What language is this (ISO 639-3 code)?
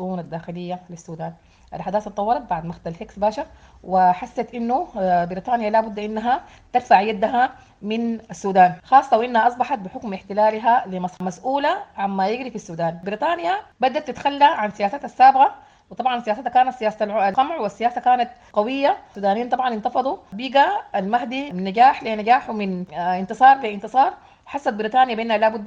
ara